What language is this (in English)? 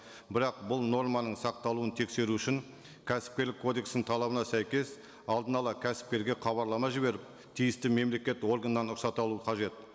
Kazakh